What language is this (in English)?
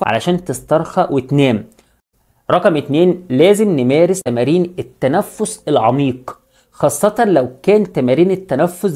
Arabic